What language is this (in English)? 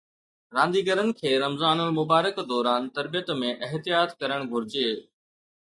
Sindhi